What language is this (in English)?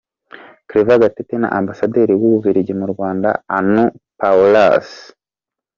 Kinyarwanda